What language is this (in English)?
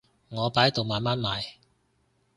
Cantonese